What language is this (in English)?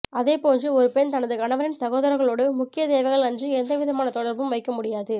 Tamil